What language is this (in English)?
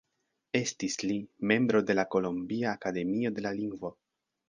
Esperanto